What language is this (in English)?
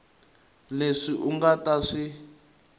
Tsonga